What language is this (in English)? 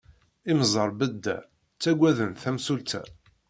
Kabyle